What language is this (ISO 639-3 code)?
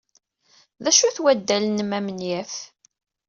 kab